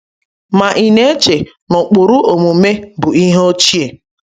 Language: Igbo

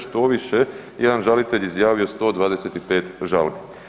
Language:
Croatian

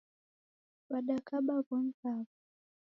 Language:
Taita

